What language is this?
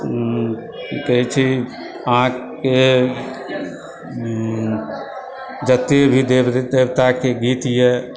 Maithili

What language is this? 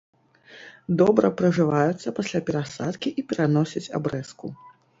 Belarusian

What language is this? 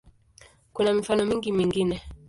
Swahili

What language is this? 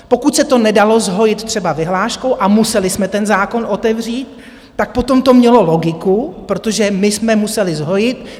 Czech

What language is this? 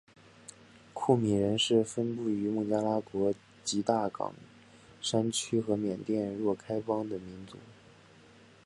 Chinese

